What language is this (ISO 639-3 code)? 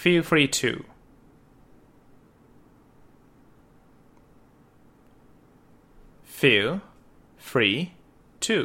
jpn